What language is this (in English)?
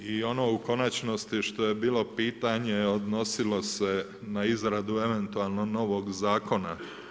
Croatian